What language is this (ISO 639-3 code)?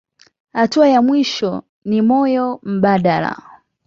swa